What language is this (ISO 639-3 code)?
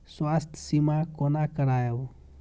mai